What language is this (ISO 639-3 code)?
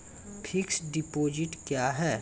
mai